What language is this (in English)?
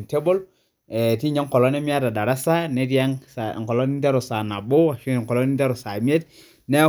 Masai